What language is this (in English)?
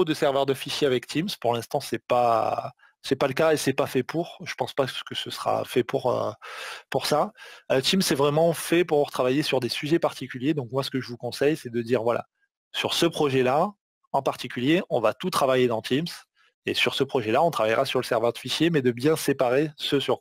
French